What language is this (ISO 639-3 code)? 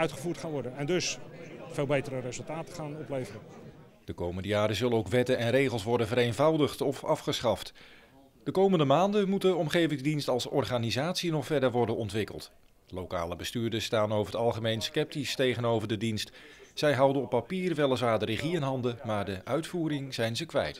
nld